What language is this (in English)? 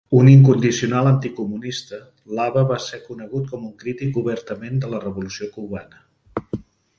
Catalan